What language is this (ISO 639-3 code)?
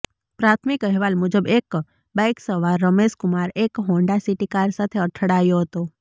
guj